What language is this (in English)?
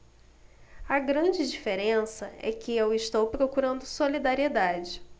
Portuguese